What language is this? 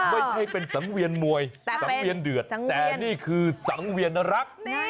Thai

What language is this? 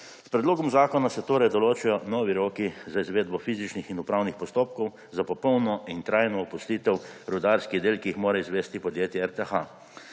Slovenian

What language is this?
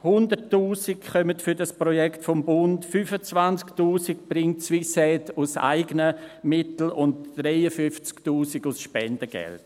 Swiss German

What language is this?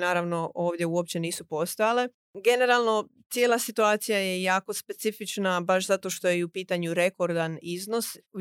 Croatian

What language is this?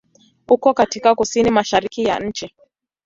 Swahili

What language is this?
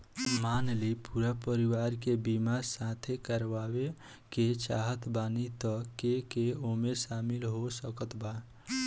Bhojpuri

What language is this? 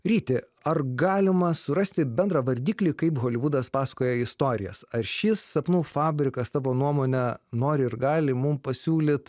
Lithuanian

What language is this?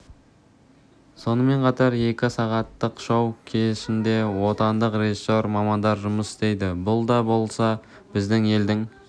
Kazakh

